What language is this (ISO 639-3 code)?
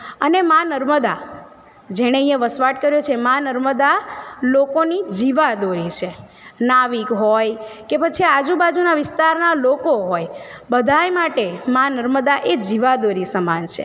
guj